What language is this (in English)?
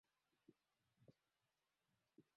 Swahili